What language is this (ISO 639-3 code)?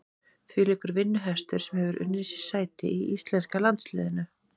isl